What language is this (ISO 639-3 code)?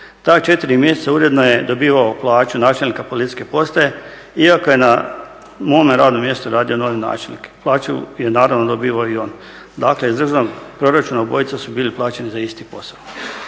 hrv